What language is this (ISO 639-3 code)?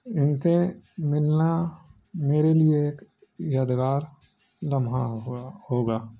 urd